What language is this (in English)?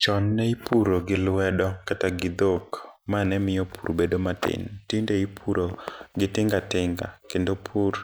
Luo (Kenya and Tanzania)